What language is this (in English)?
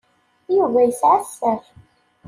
Kabyle